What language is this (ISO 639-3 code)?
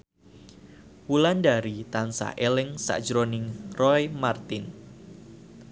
jav